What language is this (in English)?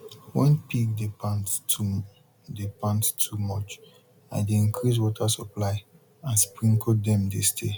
Nigerian Pidgin